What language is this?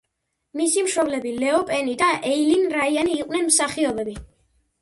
Georgian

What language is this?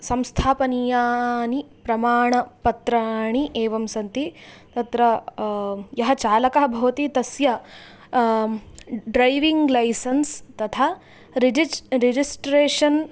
Sanskrit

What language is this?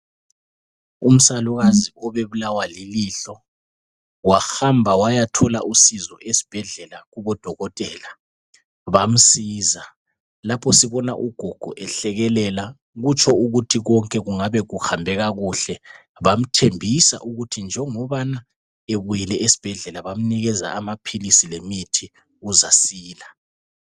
North Ndebele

